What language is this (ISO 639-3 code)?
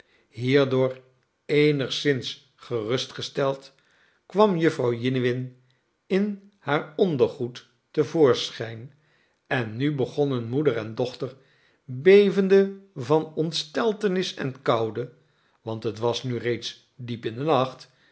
nld